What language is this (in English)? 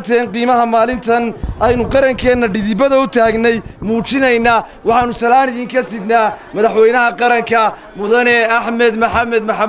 Arabic